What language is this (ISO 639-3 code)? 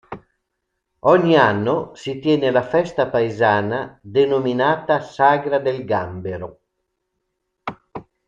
ita